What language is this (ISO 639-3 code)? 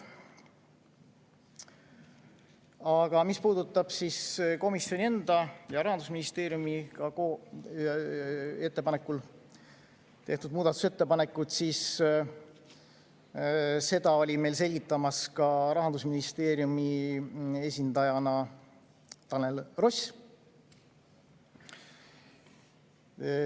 est